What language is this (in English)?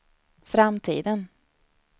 Swedish